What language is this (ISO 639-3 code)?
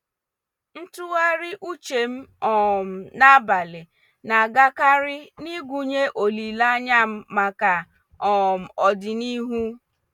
ibo